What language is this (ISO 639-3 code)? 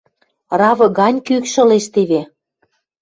mrj